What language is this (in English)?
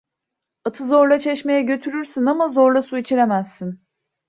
Turkish